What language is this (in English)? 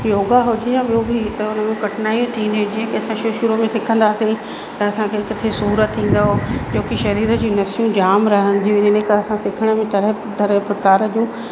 Sindhi